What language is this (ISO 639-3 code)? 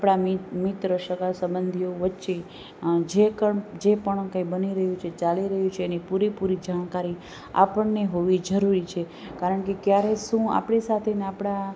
guj